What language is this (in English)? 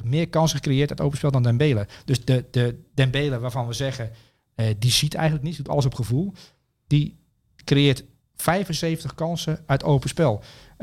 Dutch